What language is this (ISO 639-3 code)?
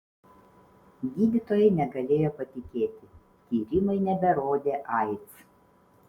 lit